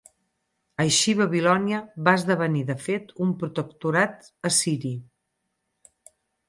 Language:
Catalan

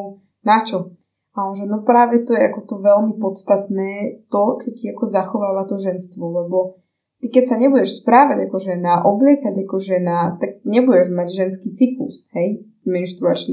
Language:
Slovak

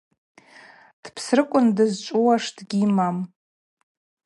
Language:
Abaza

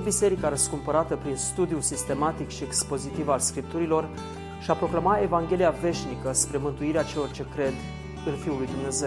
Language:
Romanian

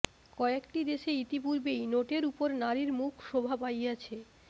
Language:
Bangla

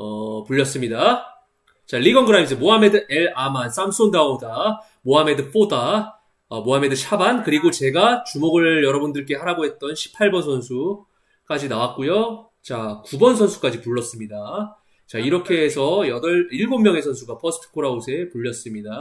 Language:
Korean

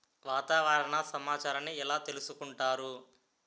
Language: Telugu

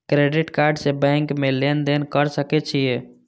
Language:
Maithili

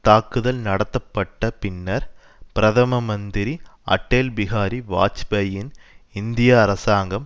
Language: Tamil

